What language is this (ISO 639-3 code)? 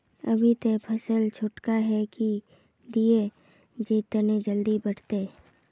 mag